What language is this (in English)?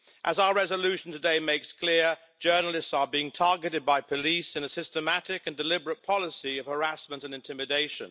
English